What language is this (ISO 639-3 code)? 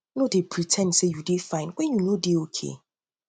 pcm